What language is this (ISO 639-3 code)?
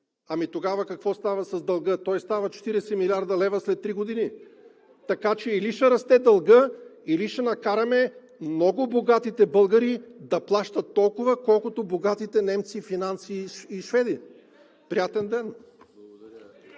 bul